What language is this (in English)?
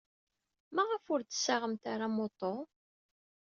Kabyle